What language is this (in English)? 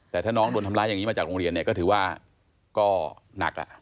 Thai